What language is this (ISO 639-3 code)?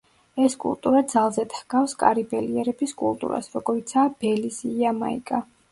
kat